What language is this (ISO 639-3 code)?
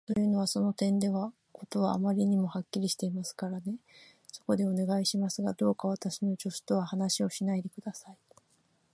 jpn